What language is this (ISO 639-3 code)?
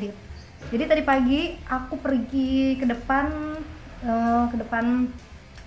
ind